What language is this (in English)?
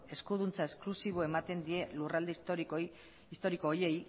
Basque